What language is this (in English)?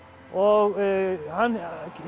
Icelandic